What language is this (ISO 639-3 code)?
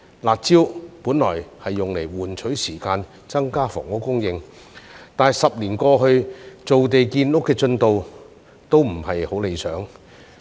yue